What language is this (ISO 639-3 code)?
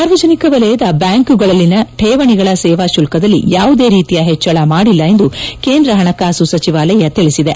kan